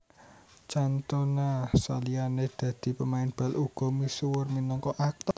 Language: Javanese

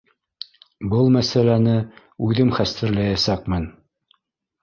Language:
Bashkir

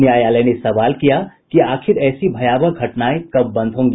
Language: Hindi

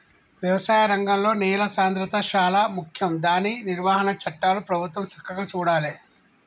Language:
Telugu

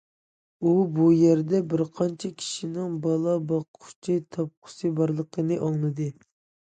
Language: Uyghur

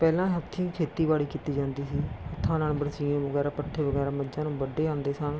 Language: Punjabi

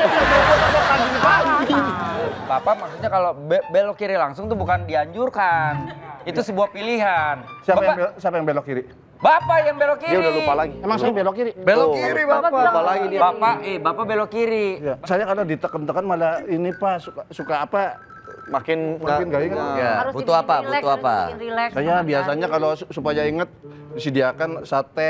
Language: Indonesian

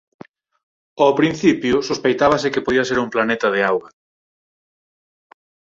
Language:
Galician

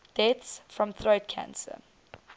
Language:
English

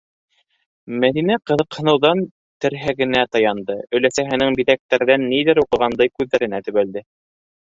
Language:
Bashkir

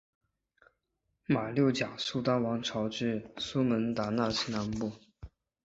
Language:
Chinese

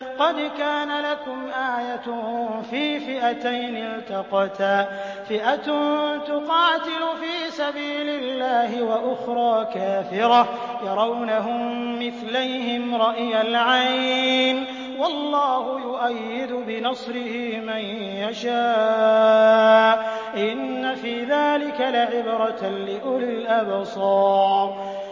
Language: Arabic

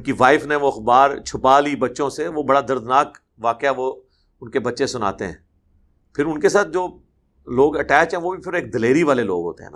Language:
Urdu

